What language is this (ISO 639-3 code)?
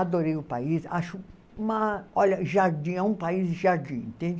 por